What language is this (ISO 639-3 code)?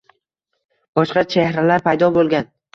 uzb